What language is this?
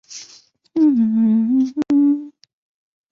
Chinese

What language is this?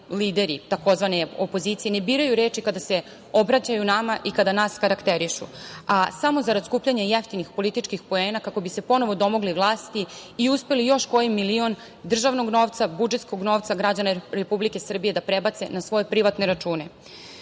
Serbian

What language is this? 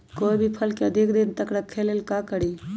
Magahi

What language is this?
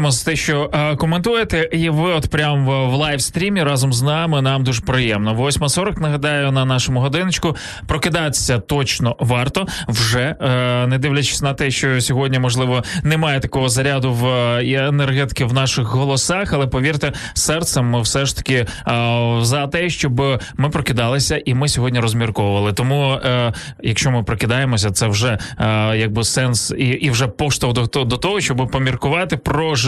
Ukrainian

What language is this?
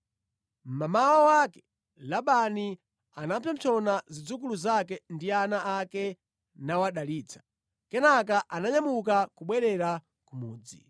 Nyanja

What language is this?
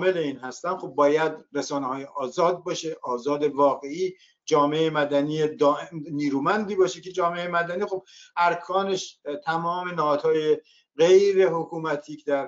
Persian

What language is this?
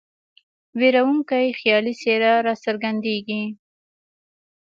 Pashto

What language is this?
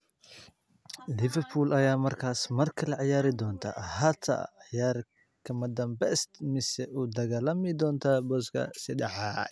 Somali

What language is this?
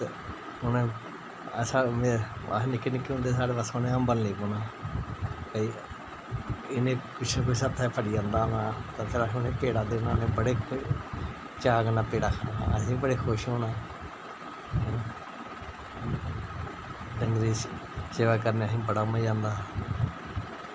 Dogri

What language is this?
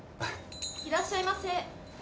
Japanese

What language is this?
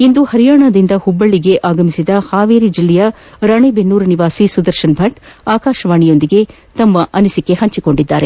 Kannada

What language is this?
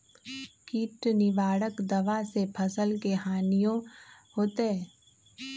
Magahi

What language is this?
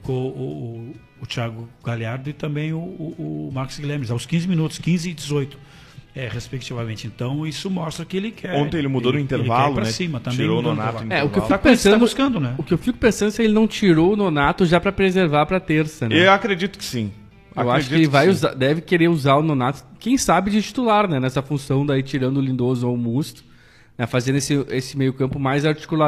Portuguese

